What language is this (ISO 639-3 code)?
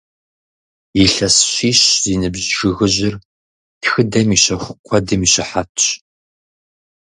kbd